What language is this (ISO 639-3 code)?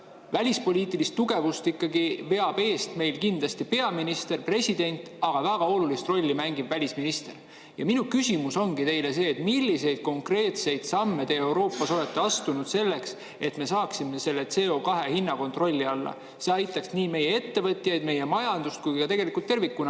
est